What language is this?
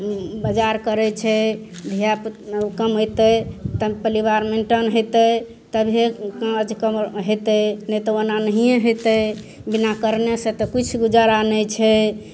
Maithili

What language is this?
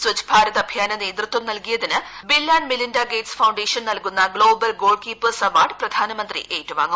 Malayalam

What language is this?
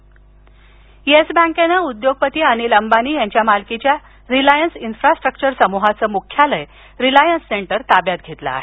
Marathi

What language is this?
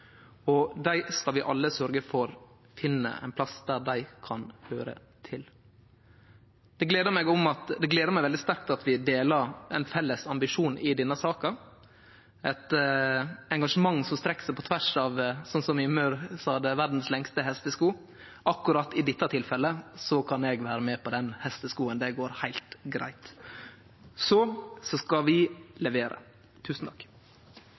Norwegian Nynorsk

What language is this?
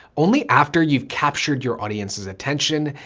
English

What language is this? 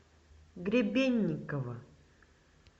Russian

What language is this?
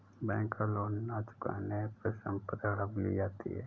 Hindi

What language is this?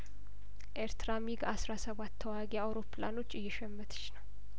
Amharic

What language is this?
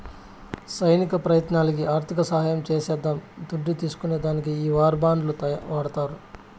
Telugu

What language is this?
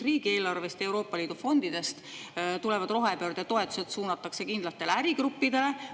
Estonian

